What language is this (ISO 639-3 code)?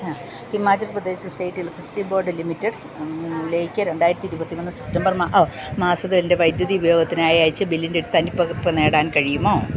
mal